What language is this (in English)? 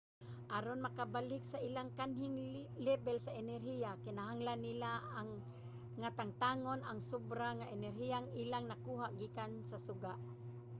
Cebuano